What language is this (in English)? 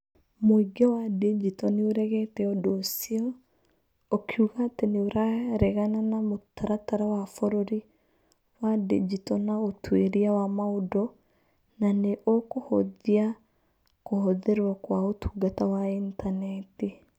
Kikuyu